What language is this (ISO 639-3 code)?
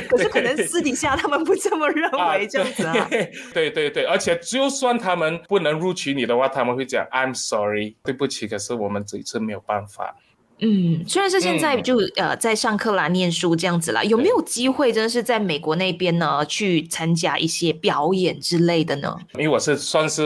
zho